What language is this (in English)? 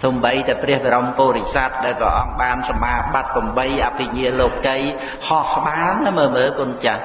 Khmer